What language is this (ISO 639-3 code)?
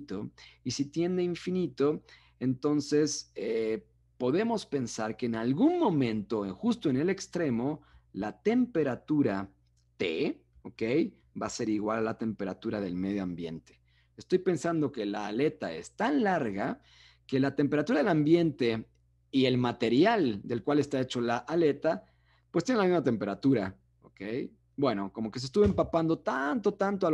spa